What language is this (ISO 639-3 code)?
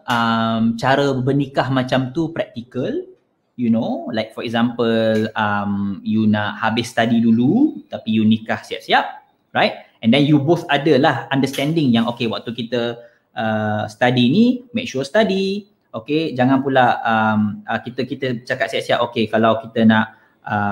msa